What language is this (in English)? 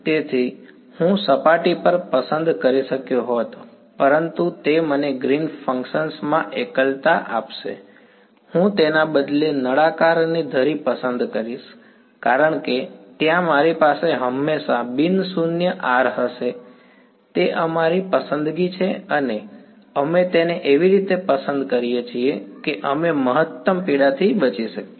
Gujarati